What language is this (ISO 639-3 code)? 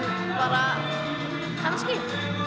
isl